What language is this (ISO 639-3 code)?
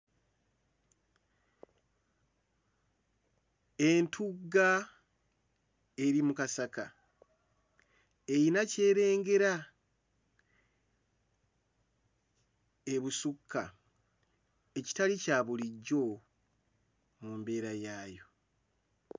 lug